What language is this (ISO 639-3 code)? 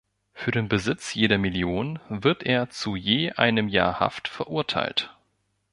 deu